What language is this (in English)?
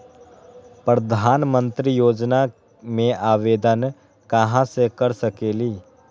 Magahi